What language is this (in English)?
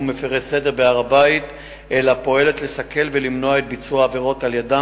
Hebrew